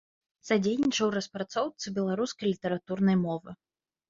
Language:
Belarusian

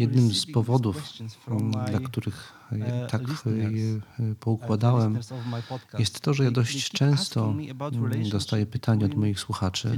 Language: Polish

